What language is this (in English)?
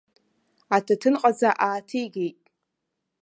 Abkhazian